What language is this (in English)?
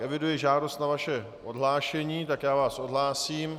Czech